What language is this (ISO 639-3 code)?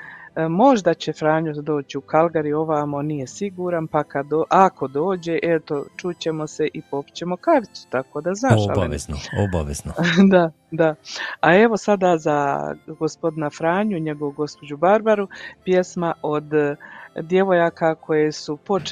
hrv